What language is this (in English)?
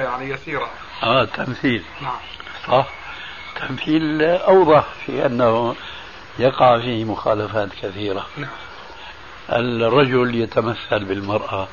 Arabic